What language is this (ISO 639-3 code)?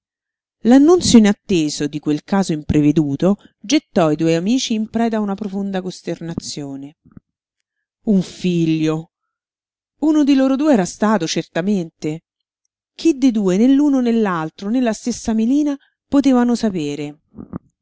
ita